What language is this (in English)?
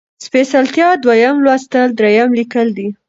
Pashto